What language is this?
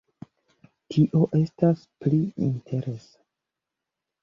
Esperanto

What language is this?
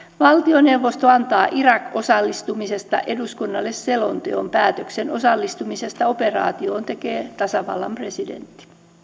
Finnish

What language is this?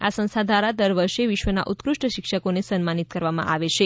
Gujarati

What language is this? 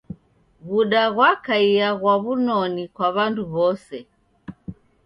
Taita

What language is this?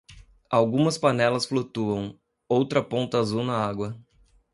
Portuguese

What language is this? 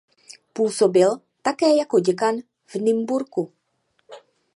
Czech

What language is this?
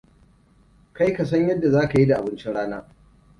Hausa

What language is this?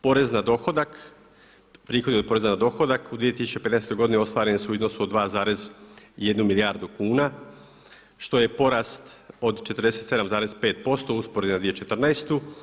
Croatian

